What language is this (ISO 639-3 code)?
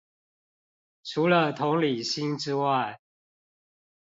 zho